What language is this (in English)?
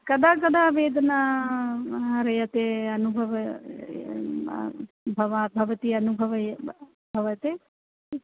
Sanskrit